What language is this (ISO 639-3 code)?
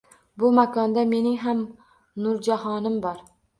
uzb